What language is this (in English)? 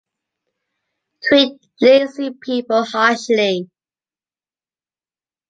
English